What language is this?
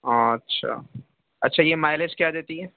Urdu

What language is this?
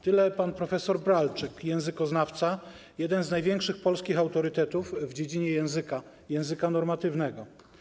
Polish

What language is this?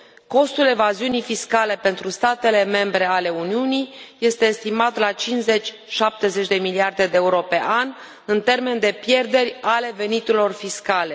Romanian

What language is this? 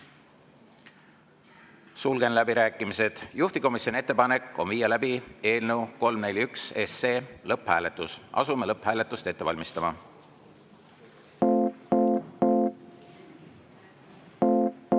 Estonian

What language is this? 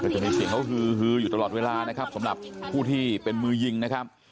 Thai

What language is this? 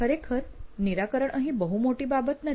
Gujarati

